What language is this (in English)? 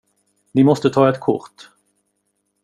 Swedish